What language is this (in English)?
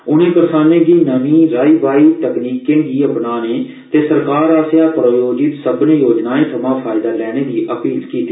Dogri